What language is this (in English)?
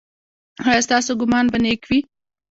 Pashto